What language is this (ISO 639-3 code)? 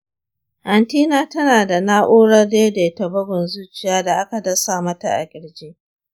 hau